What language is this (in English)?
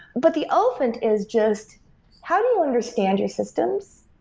English